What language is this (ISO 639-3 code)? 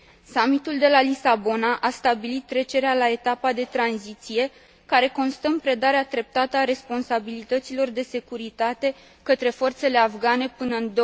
ron